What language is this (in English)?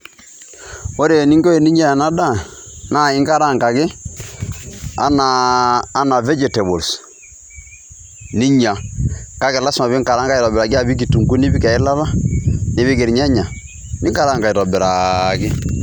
Masai